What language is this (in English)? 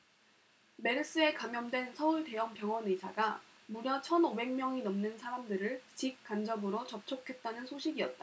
Korean